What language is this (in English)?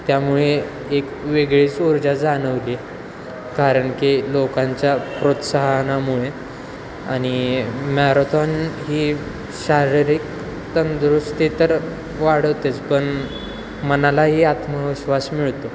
Marathi